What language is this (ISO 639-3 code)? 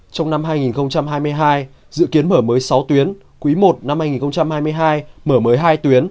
vie